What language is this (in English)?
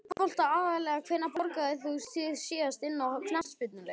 Icelandic